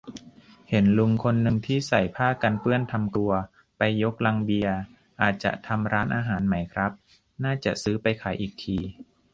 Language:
Thai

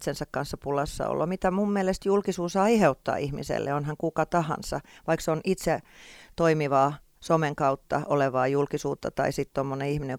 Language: Finnish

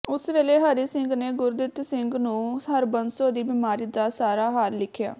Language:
Punjabi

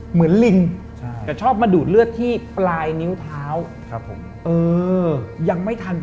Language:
Thai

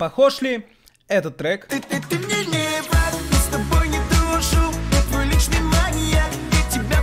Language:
Russian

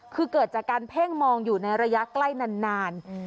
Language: Thai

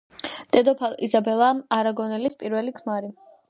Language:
Georgian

